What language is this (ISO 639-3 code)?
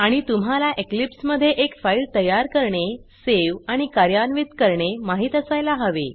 mar